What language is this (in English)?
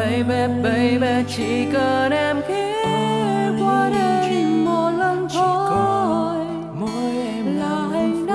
Vietnamese